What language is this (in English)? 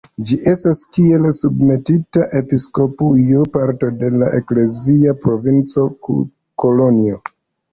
Esperanto